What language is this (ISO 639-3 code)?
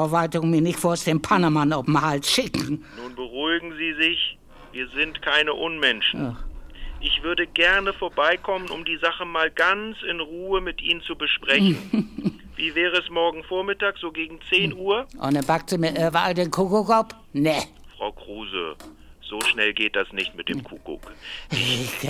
deu